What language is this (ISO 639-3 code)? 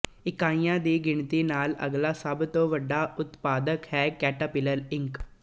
pan